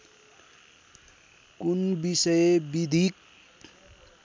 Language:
Nepali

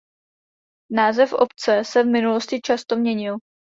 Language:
Czech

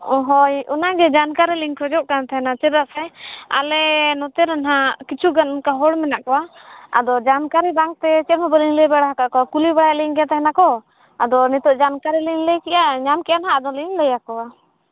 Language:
Santali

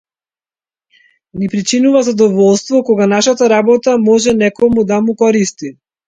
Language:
Macedonian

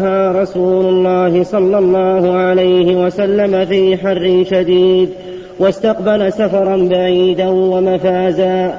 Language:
Arabic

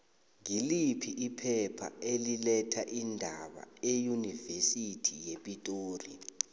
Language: South Ndebele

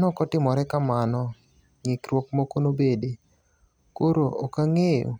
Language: Luo (Kenya and Tanzania)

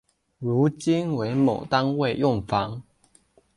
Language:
Chinese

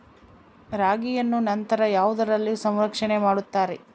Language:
Kannada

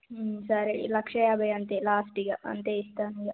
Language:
Telugu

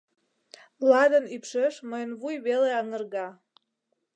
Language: Mari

